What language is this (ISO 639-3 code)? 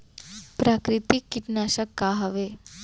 hne